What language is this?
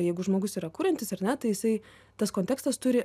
Lithuanian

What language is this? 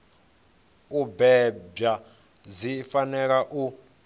Venda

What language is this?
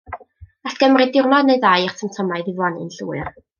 Welsh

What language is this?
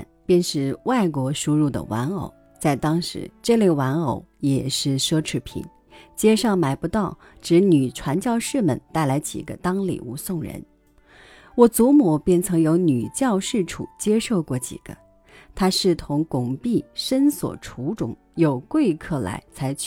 Chinese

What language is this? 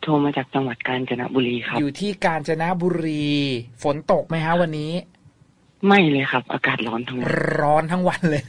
Thai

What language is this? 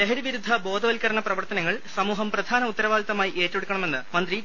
Malayalam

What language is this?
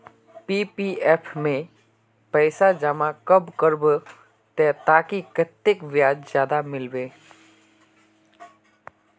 Magahi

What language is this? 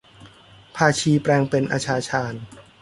Thai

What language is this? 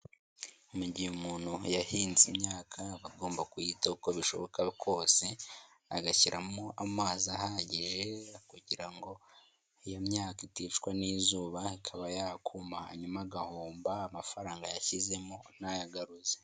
Kinyarwanda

